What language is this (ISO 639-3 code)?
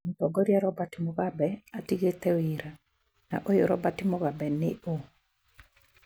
kik